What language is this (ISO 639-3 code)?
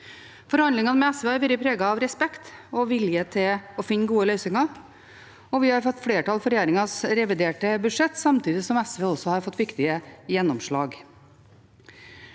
nor